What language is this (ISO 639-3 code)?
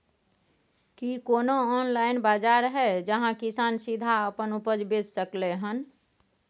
mai